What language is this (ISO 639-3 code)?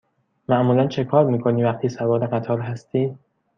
fas